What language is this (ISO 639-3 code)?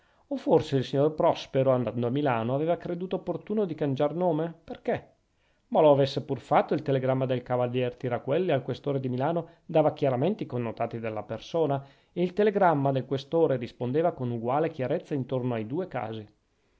ita